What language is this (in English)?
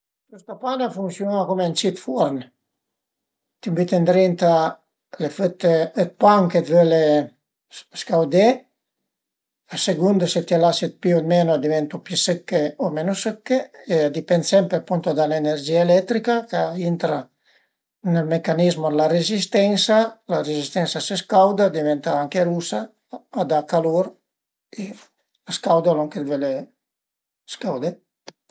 Piedmontese